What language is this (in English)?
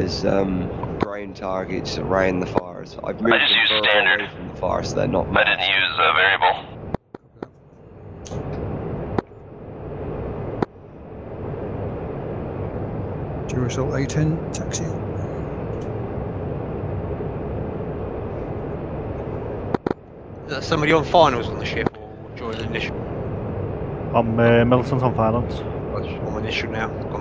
English